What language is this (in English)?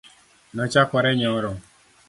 Luo (Kenya and Tanzania)